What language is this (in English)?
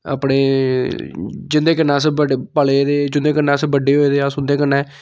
Dogri